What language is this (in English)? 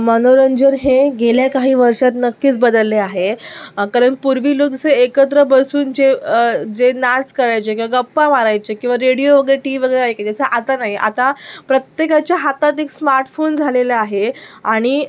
Marathi